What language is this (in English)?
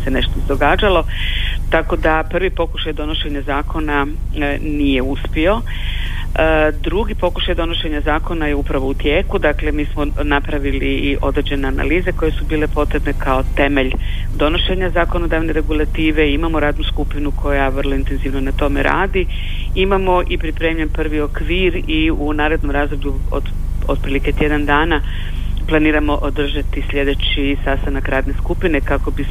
Croatian